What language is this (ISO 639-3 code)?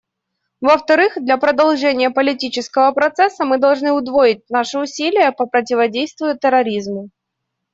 rus